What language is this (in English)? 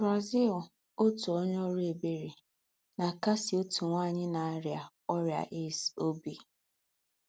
Igbo